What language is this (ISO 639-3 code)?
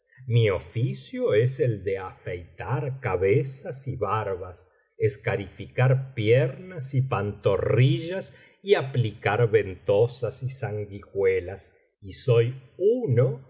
spa